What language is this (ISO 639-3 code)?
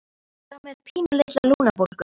isl